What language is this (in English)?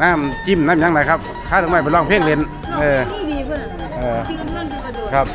Thai